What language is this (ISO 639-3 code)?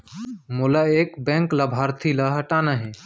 hne